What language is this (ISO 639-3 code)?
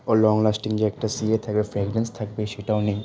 ben